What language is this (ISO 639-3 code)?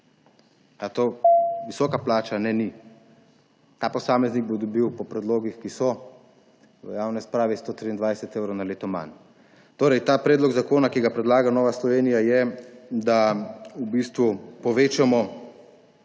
slv